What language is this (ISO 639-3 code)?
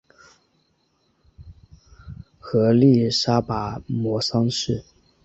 zho